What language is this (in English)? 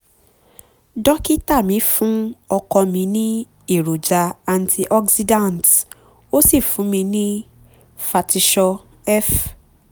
Yoruba